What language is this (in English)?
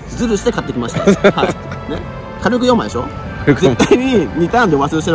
Japanese